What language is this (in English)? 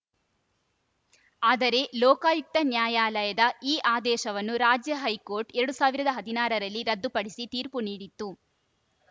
Kannada